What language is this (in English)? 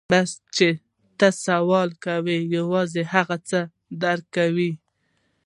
Pashto